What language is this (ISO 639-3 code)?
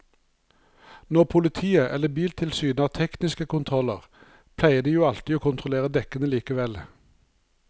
nor